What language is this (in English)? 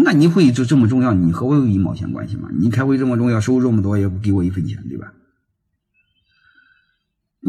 Chinese